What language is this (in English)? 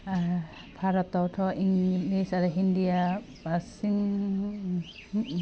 Bodo